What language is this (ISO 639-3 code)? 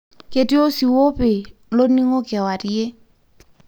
mas